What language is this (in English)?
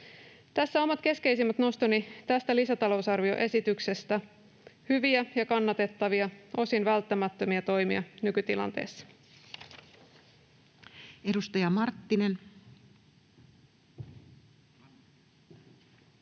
Finnish